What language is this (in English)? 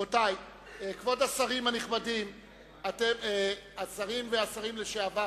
Hebrew